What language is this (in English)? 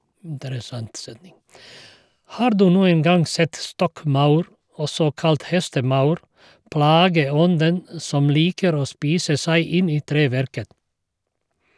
Norwegian